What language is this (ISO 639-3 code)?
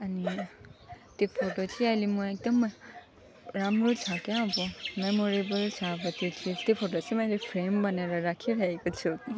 nep